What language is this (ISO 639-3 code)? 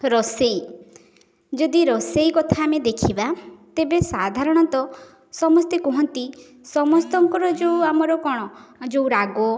ori